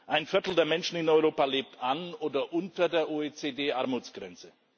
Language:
German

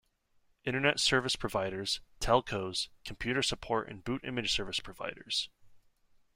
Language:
English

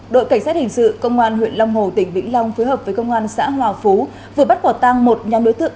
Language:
Vietnamese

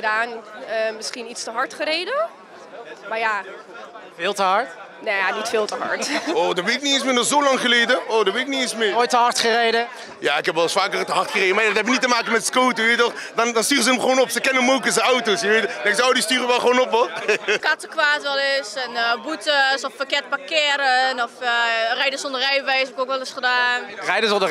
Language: Dutch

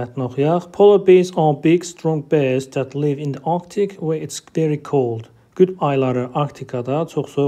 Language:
Turkish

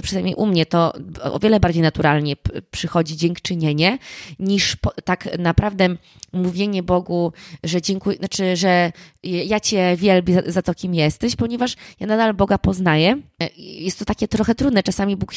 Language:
Polish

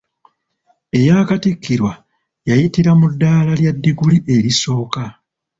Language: Ganda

